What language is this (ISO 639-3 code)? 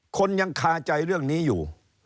tha